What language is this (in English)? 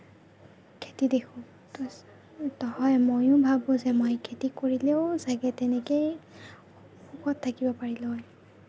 Assamese